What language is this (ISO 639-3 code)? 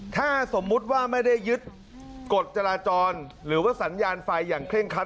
tha